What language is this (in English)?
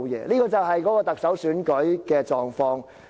Cantonese